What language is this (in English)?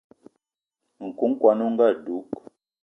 Eton (Cameroon)